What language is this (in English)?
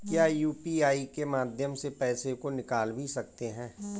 Hindi